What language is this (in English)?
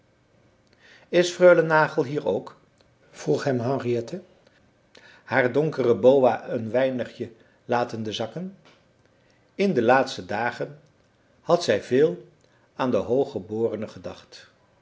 Dutch